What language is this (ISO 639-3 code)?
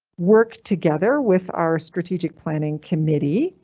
eng